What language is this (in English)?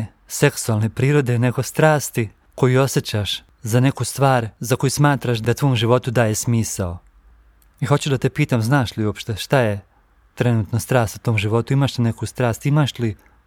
Croatian